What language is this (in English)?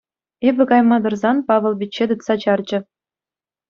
Chuvash